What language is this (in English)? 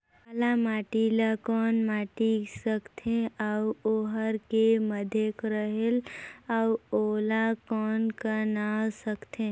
Chhattisgarhi